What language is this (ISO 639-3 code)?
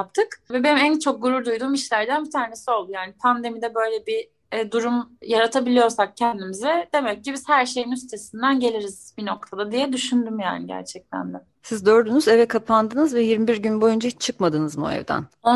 tur